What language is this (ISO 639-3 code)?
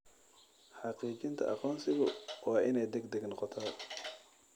som